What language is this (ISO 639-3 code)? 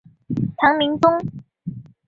zho